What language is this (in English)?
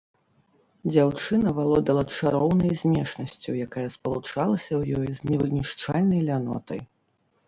Belarusian